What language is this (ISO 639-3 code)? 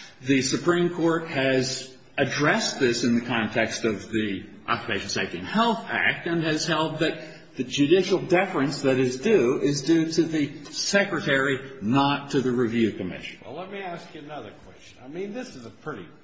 eng